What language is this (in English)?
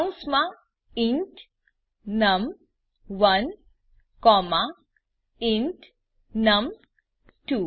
Gujarati